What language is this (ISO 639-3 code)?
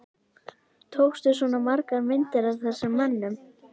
isl